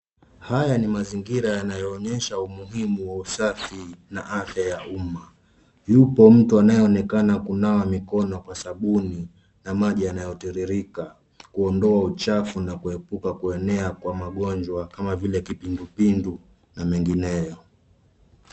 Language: Swahili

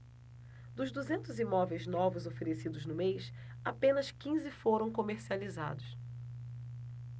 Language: Portuguese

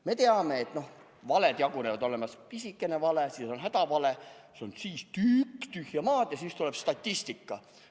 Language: Estonian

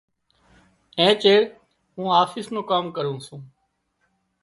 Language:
Wadiyara Koli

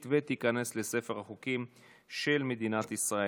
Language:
Hebrew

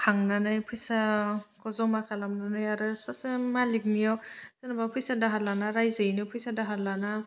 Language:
Bodo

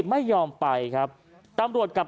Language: Thai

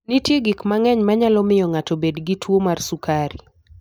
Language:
Luo (Kenya and Tanzania)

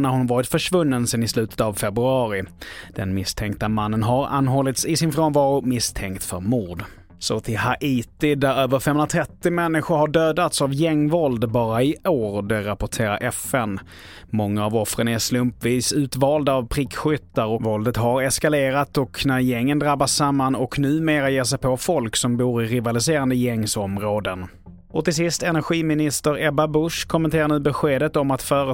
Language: Swedish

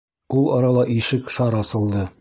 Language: Bashkir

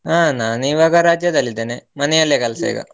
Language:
Kannada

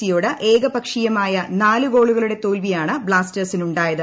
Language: Malayalam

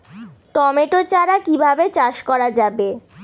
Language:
Bangla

